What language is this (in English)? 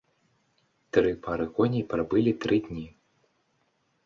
Belarusian